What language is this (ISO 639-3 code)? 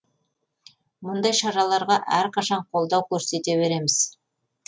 kaz